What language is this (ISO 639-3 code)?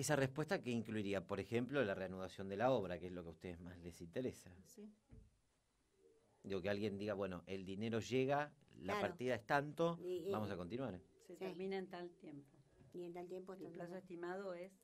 spa